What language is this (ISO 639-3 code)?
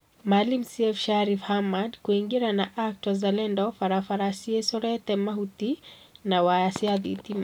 kik